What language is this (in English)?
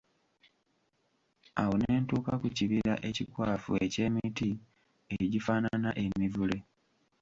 Ganda